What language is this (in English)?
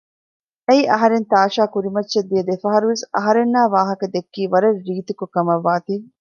Divehi